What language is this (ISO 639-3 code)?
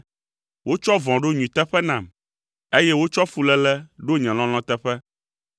ewe